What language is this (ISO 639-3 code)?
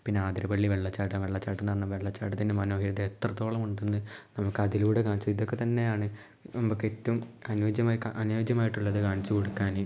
mal